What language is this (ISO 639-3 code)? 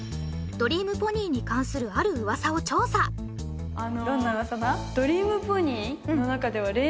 jpn